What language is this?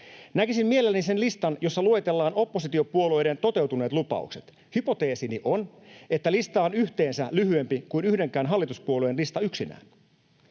Finnish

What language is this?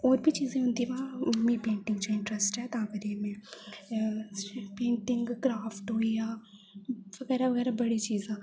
Dogri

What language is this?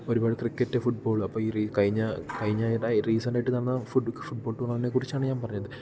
Malayalam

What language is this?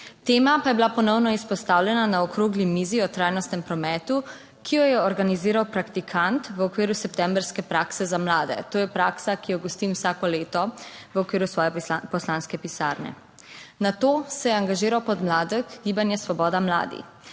Slovenian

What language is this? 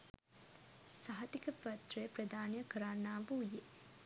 Sinhala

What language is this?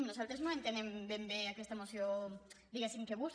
Catalan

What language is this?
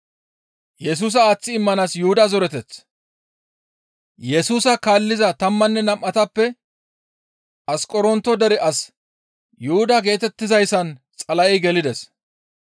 Gamo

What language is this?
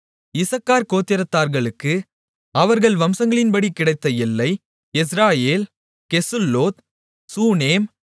Tamil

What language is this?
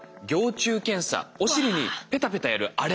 Japanese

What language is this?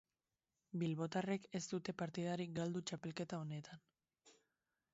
Basque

